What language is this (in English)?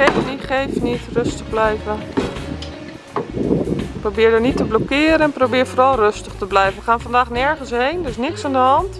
Dutch